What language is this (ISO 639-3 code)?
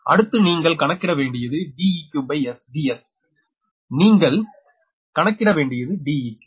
tam